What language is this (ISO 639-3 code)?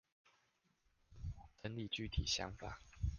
zho